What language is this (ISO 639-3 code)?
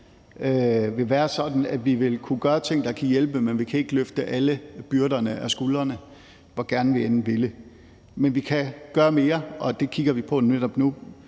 dan